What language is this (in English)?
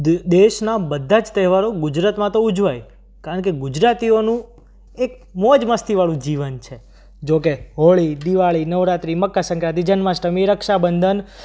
Gujarati